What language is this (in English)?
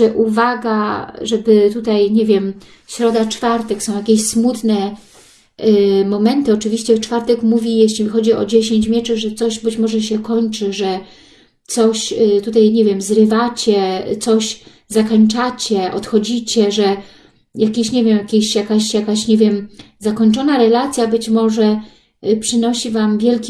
Polish